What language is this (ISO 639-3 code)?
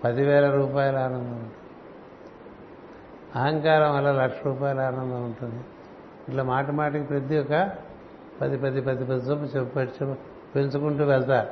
tel